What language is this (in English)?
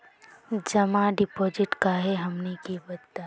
Magahi